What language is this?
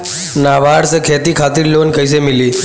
Bhojpuri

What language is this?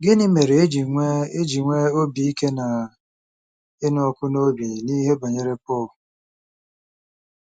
Igbo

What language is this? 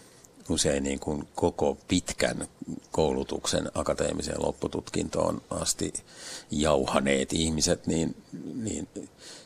Finnish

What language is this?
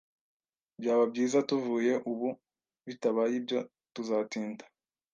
Kinyarwanda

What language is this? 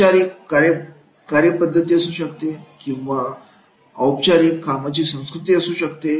Marathi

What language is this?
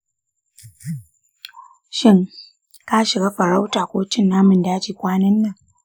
Hausa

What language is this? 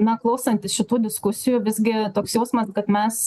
Lithuanian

